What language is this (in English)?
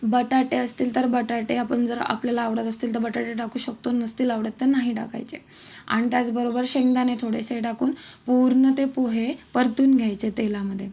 Marathi